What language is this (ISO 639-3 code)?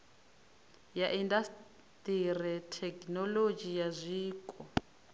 ven